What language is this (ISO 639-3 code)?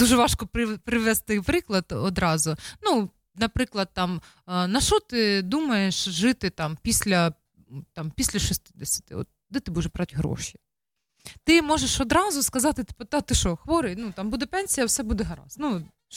nld